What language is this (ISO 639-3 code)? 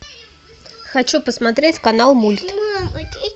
rus